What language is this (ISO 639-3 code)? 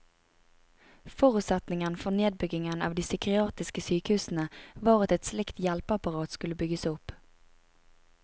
nor